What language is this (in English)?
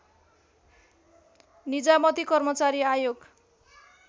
Nepali